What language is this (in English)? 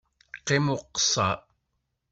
Kabyle